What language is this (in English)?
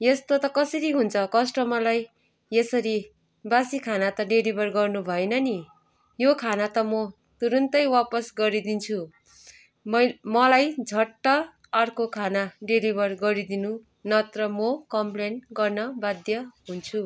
Nepali